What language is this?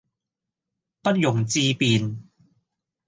Cantonese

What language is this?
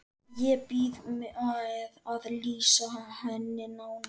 Icelandic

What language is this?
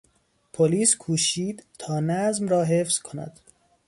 Persian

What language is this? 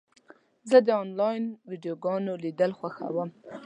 Pashto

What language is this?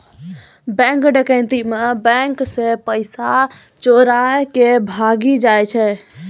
Maithili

